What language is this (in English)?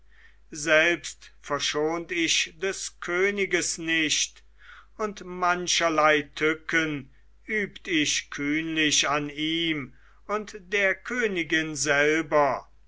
German